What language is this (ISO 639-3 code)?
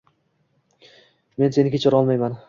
uzb